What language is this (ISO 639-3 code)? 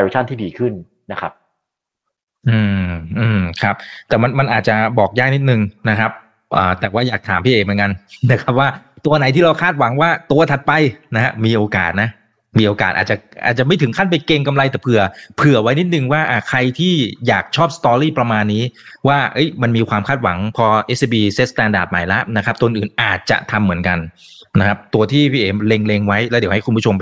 tha